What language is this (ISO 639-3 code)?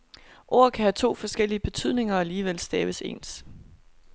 dan